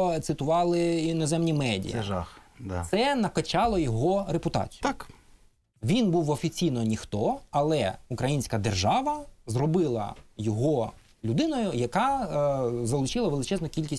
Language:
Ukrainian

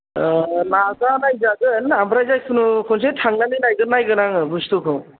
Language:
Bodo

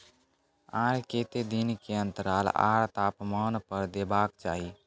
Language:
Maithili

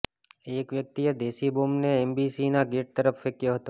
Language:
Gujarati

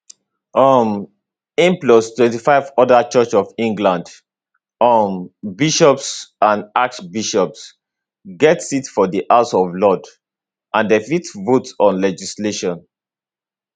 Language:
Nigerian Pidgin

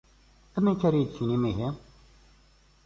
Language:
Kabyle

